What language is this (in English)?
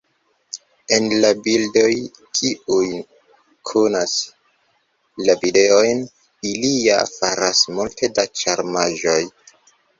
Esperanto